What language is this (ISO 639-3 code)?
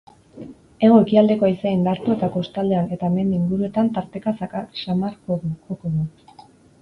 eus